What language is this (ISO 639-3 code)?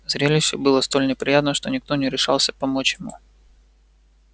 rus